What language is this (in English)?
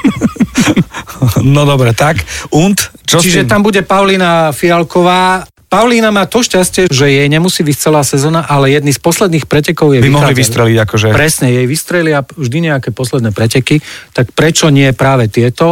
Slovak